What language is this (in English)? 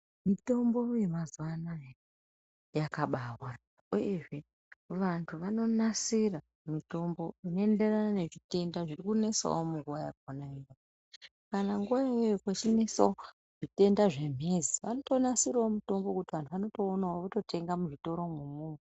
Ndau